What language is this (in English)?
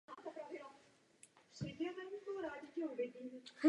Czech